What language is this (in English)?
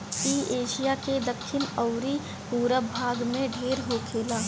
Bhojpuri